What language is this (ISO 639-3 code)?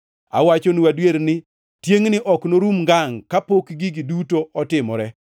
luo